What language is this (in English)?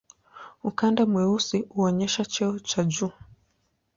Swahili